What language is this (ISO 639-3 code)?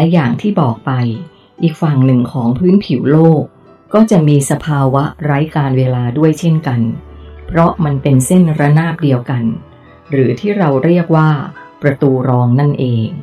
tha